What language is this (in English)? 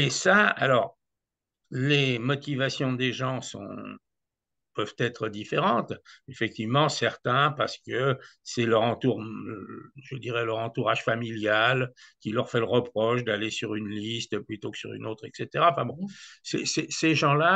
French